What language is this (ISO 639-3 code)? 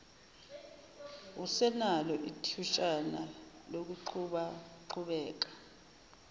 zul